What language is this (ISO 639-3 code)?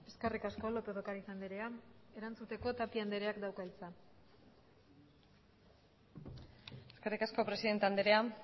eus